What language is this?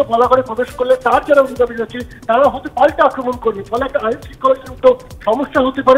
Bangla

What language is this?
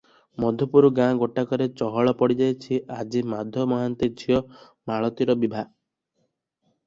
Odia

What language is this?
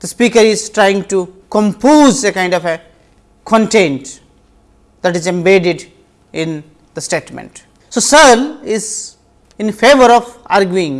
English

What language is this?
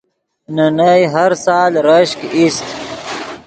Yidgha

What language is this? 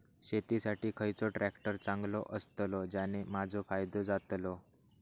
Marathi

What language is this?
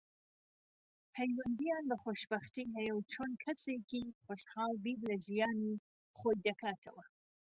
Central Kurdish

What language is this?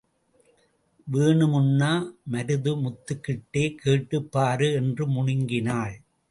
Tamil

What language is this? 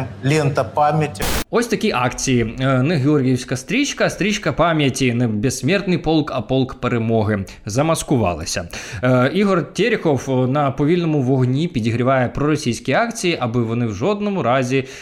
Ukrainian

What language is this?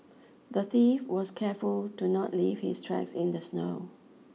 English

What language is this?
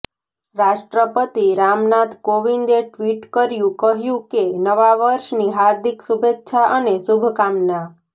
Gujarati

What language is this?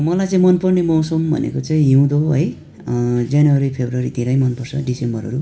Nepali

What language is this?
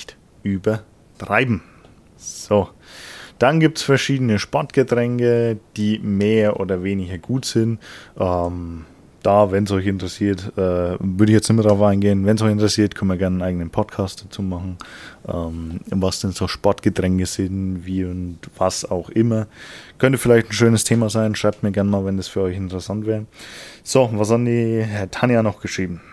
German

